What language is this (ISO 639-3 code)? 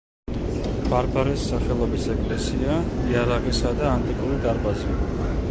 kat